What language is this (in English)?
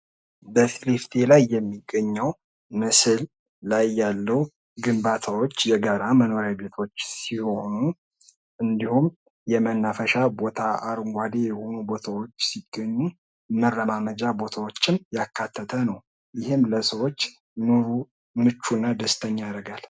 Amharic